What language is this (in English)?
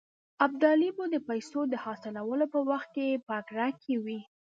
Pashto